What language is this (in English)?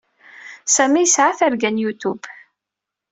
Kabyle